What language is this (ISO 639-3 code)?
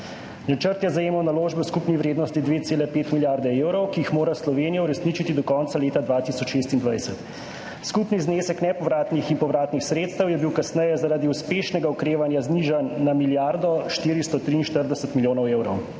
slv